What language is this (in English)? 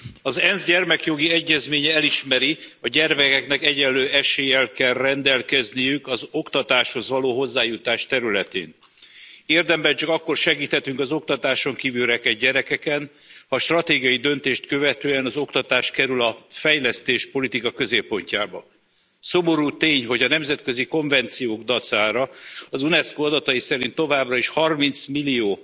Hungarian